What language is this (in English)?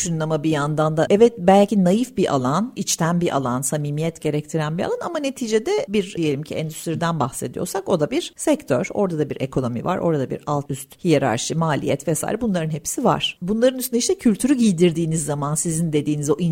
Turkish